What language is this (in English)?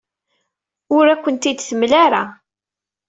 Kabyle